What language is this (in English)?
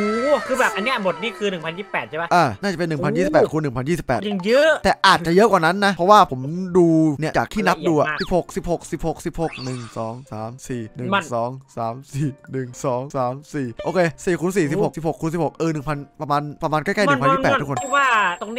Thai